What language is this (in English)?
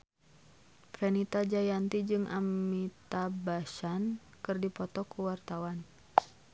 Sundanese